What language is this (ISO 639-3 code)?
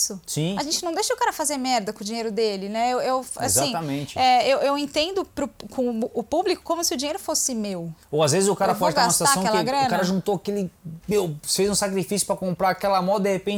por